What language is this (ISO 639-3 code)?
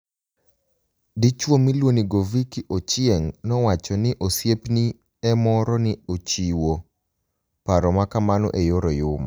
luo